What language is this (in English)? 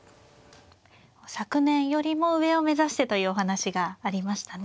Japanese